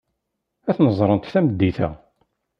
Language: Kabyle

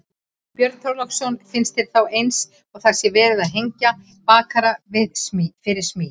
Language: Icelandic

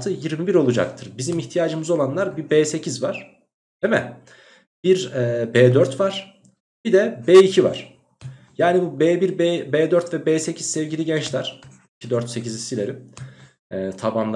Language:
Turkish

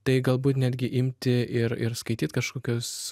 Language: Lithuanian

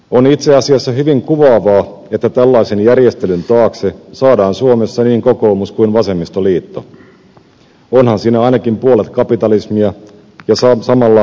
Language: Finnish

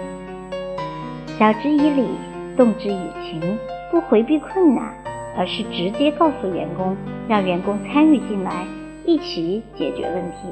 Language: Chinese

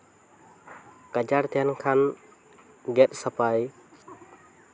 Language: Santali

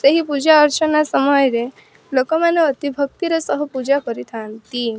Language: Odia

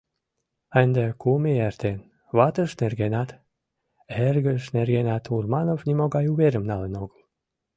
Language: Mari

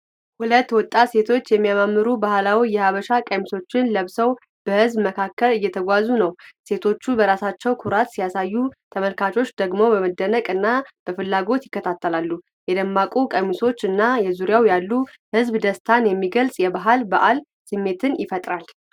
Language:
Amharic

